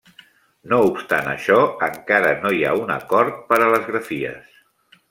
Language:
Catalan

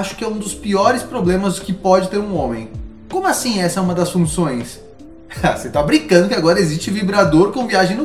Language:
Portuguese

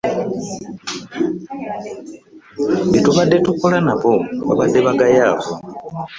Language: Ganda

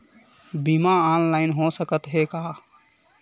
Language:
Chhattisgarhi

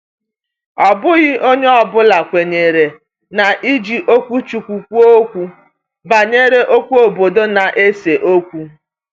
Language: Igbo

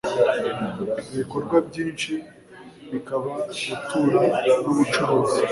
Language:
Kinyarwanda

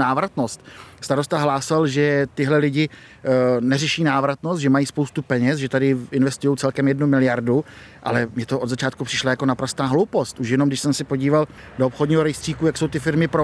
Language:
Czech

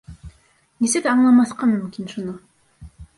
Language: Bashkir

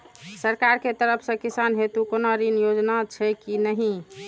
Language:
Maithili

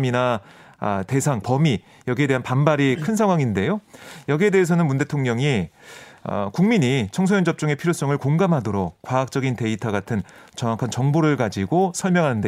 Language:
Korean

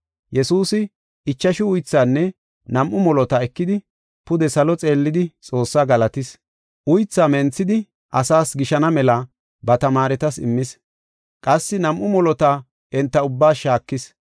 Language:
Gofa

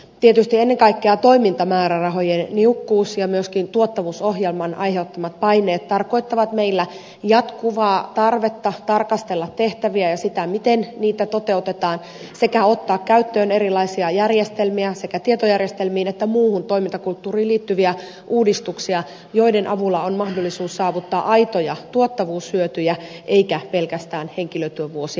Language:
Finnish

